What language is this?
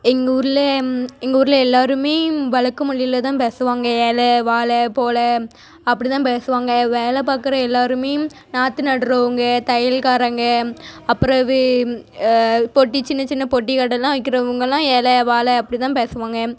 Tamil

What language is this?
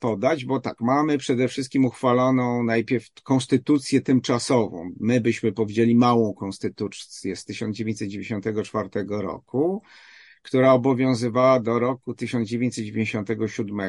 Polish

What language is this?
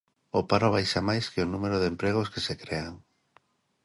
Galician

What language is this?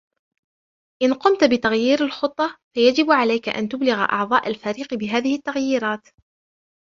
Arabic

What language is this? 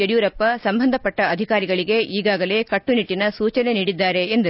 Kannada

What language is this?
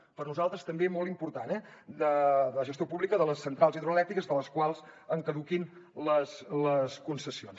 Catalan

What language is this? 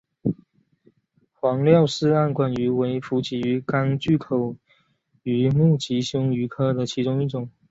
Chinese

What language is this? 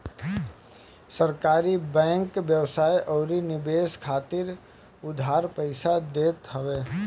Bhojpuri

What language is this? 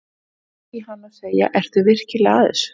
Icelandic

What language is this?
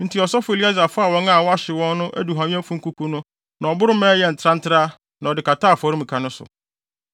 Akan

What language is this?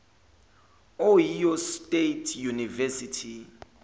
Zulu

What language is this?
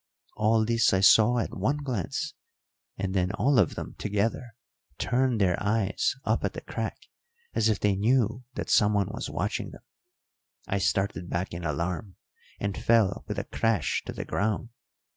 English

